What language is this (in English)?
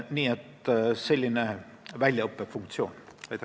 Estonian